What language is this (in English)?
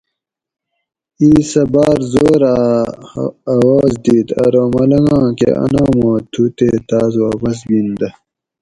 Gawri